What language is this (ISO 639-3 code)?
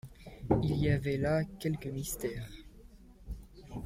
fra